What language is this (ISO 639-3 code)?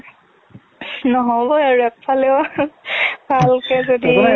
asm